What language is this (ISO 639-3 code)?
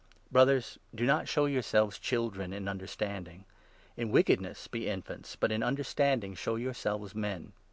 eng